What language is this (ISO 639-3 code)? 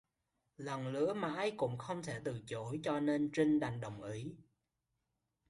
vie